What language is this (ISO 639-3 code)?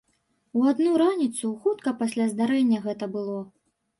bel